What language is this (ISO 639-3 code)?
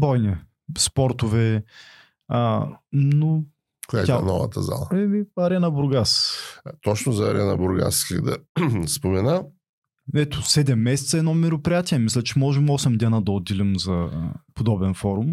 bul